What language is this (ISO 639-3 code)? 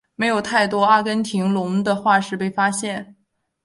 zho